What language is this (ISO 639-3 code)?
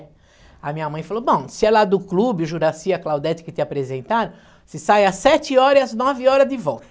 por